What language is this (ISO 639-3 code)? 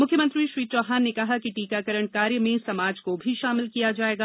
hin